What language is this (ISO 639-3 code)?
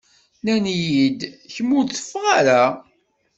kab